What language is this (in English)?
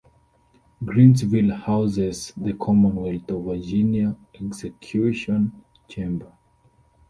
English